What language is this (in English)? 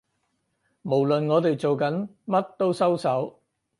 Cantonese